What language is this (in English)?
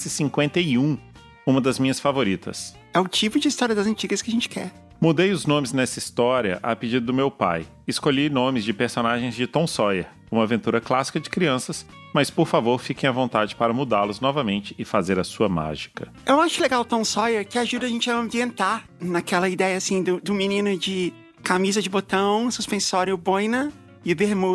Portuguese